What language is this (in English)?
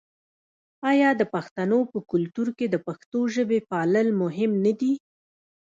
Pashto